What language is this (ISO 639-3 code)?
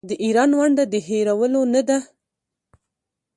pus